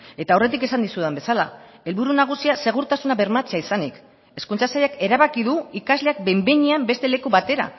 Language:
Basque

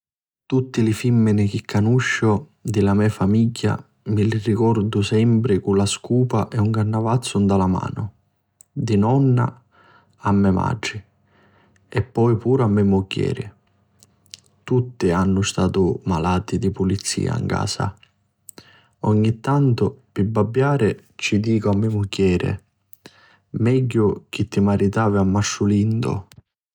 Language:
Sicilian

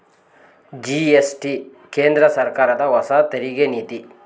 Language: Kannada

